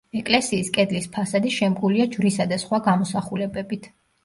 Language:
Georgian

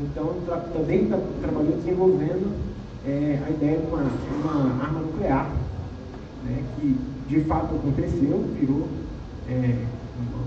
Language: Portuguese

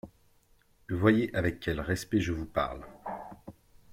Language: French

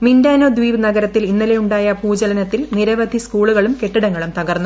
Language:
Malayalam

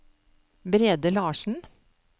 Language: Norwegian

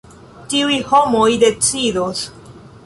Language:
Esperanto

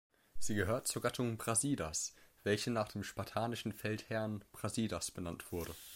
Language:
German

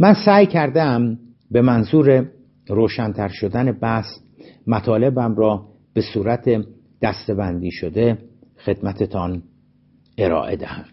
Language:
Persian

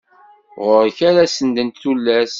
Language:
Kabyle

